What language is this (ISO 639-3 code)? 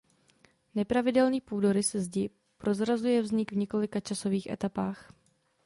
ces